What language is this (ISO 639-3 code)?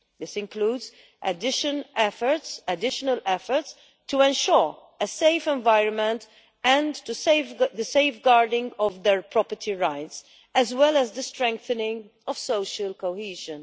eng